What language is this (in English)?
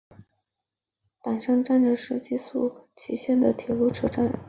Chinese